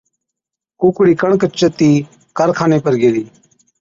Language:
Od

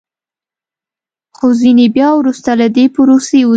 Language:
Pashto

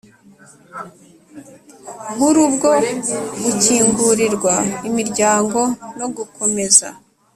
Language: Kinyarwanda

